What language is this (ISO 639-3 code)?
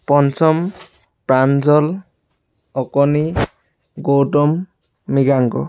asm